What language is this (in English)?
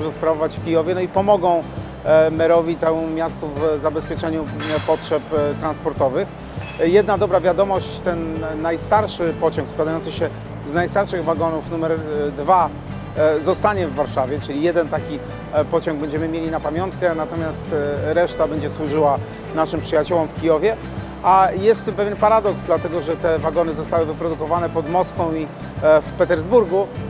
Polish